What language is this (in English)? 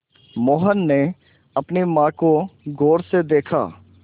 Hindi